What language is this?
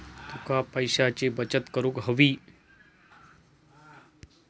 Marathi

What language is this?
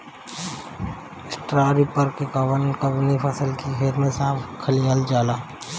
Bhojpuri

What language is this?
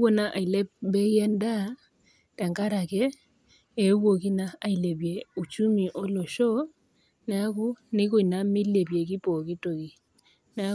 Masai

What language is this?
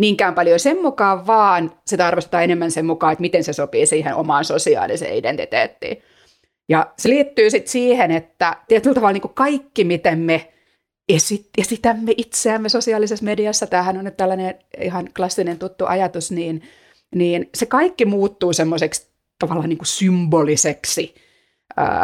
Finnish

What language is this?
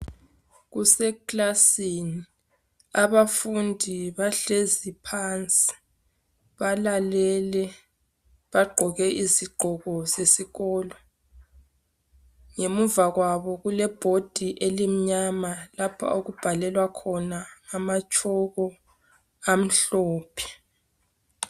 North Ndebele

